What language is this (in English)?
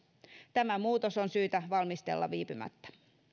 Finnish